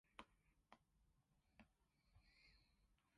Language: Cantonese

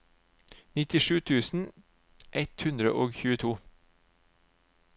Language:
Norwegian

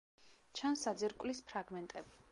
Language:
Georgian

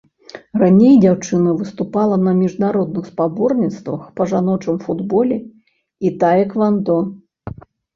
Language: Belarusian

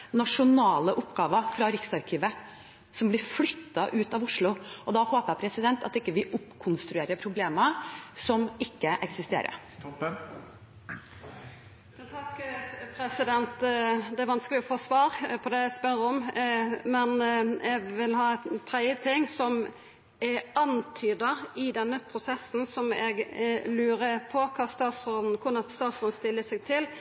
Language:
Norwegian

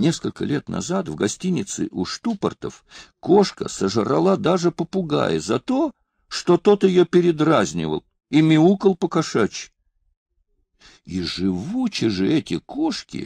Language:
Russian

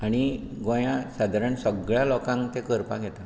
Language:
Konkani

